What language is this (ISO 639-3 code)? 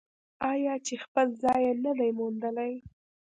pus